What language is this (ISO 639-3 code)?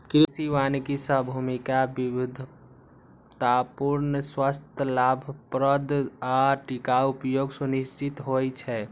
mai